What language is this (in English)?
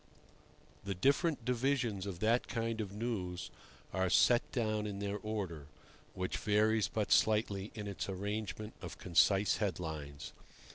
English